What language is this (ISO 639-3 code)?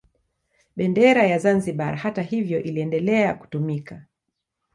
swa